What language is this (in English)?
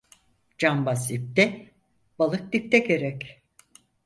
Turkish